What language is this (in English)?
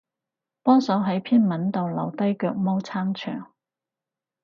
Cantonese